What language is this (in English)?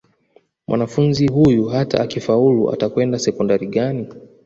Swahili